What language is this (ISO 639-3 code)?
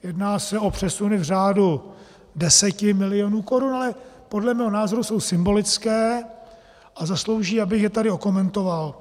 ces